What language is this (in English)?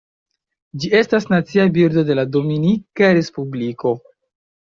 Esperanto